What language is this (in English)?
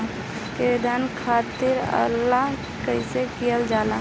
Bhojpuri